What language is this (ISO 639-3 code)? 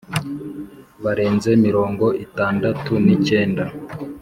kin